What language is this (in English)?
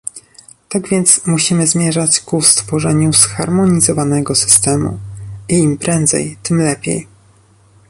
Polish